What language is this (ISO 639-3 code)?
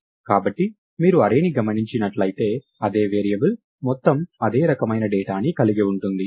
tel